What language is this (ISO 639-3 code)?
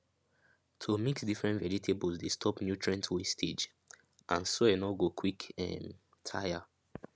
pcm